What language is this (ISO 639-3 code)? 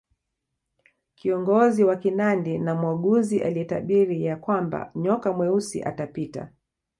swa